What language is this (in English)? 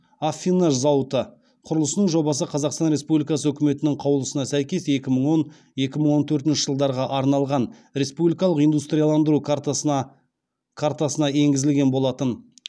Kazakh